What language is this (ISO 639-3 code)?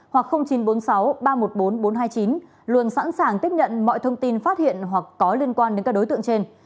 vie